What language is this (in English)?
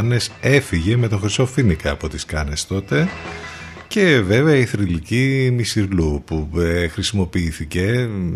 Greek